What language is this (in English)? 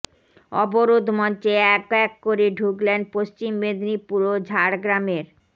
Bangla